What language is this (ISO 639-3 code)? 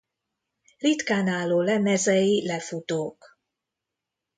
hun